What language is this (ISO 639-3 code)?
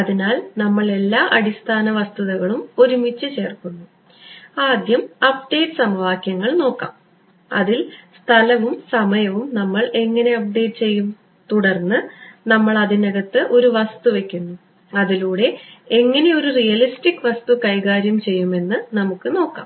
mal